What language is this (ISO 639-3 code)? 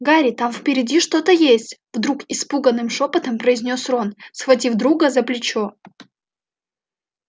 rus